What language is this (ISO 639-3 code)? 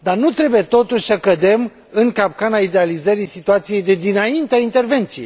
ron